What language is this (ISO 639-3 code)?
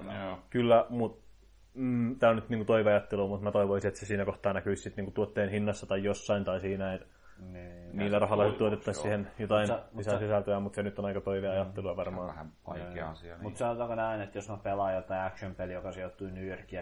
fin